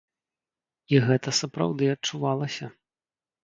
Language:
Belarusian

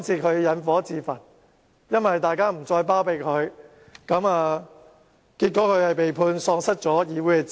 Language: Cantonese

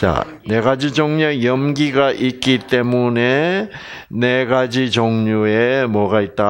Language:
Korean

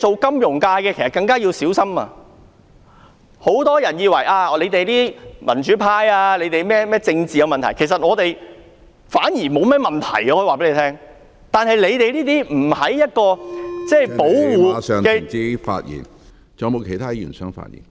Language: Cantonese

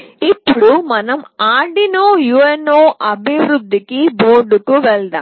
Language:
Telugu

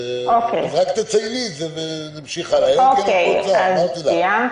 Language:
Hebrew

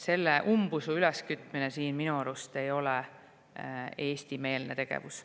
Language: Estonian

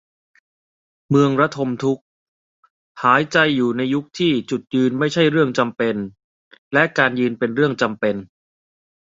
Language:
Thai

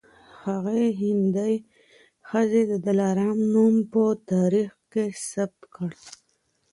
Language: Pashto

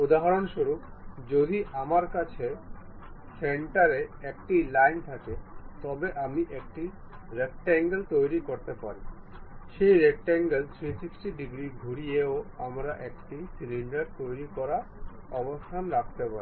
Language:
Bangla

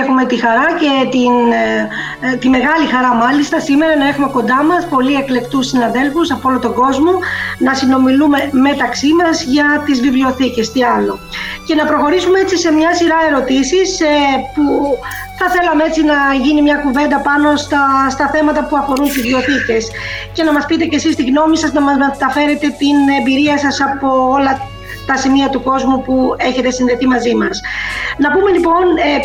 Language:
Greek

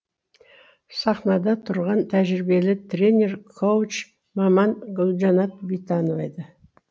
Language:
Kazakh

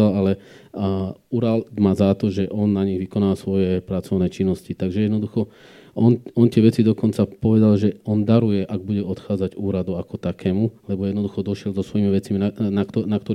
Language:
Slovak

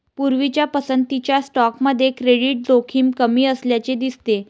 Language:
Marathi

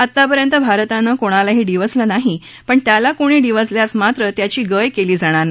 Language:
Marathi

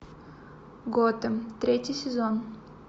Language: Russian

